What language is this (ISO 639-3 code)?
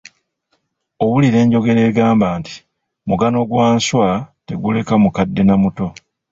lug